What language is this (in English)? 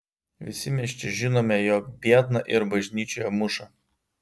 Lithuanian